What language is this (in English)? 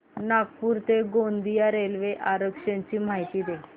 Marathi